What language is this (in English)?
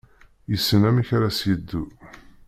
Kabyle